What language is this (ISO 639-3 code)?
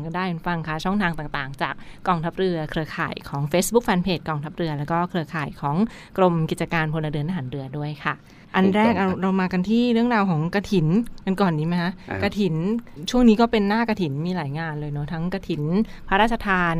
tha